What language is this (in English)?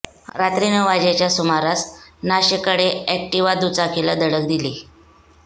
Marathi